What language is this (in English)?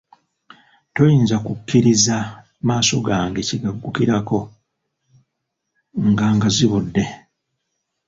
Ganda